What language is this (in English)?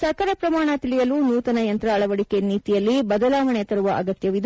Kannada